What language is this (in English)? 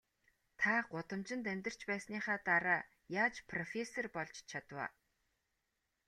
Mongolian